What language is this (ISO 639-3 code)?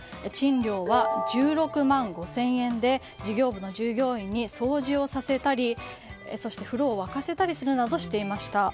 jpn